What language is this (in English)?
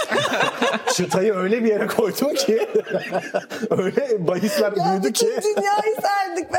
Turkish